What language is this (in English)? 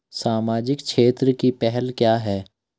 Hindi